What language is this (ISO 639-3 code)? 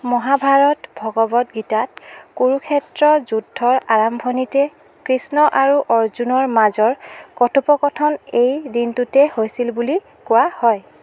asm